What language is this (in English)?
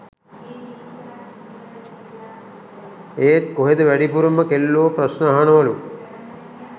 Sinhala